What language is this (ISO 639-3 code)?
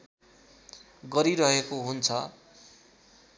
nep